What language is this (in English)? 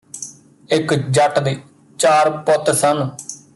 Punjabi